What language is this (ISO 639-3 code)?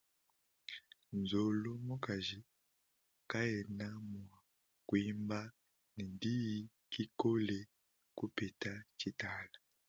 lua